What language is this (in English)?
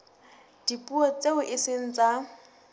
Southern Sotho